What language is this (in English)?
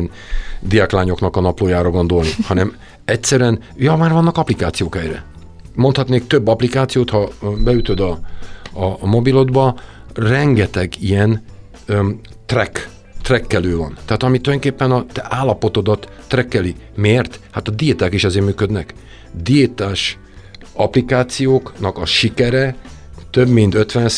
Hungarian